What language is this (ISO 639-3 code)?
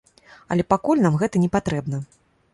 bel